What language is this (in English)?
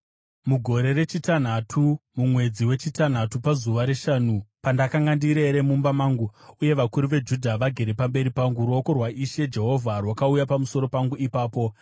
Shona